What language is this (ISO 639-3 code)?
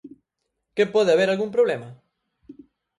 glg